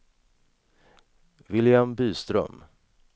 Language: Swedish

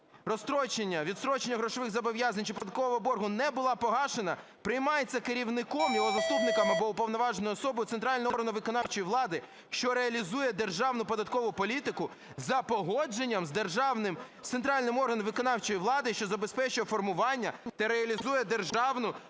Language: Ukrainian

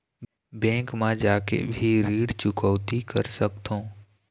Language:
Chhattisgarhi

